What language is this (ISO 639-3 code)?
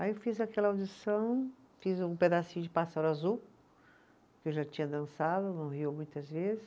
por